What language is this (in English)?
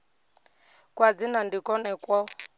Venda